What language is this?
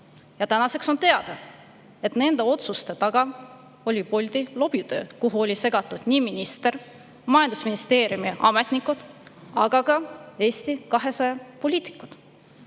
Estonian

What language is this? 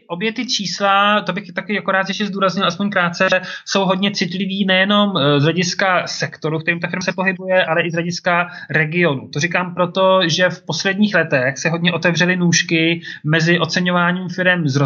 Czech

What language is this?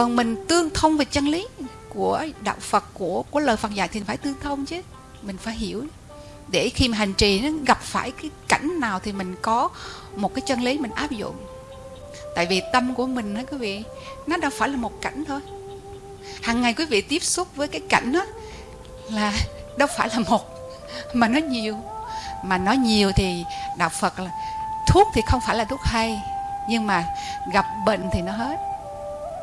Vietnamese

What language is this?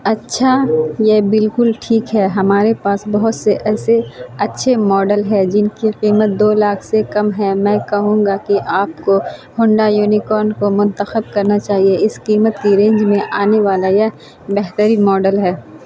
Urdu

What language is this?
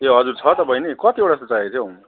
Nepali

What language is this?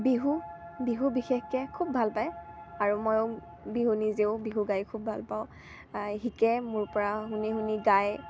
Assamese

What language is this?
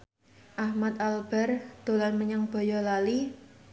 Javanese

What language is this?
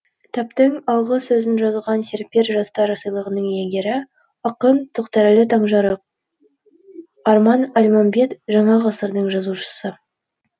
Kazakh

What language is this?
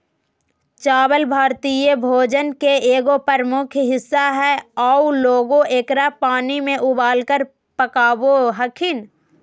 Magahi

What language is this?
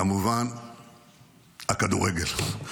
Hebrew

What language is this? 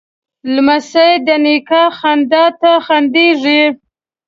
Pashto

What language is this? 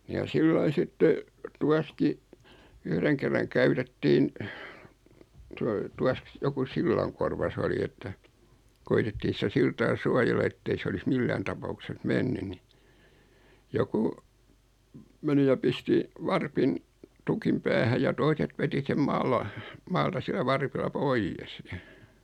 Finnish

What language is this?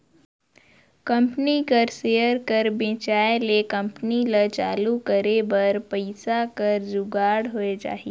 Chhattisgarhi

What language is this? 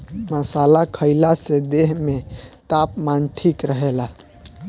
Bhojpuri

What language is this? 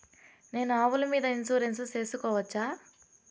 Telugu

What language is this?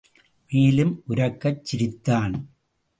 Tamil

